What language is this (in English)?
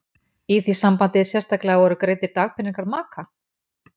Icelandic